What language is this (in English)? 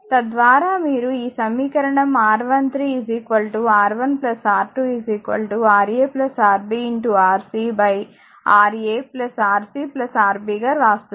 Telugu